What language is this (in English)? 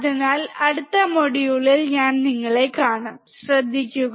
Malayalam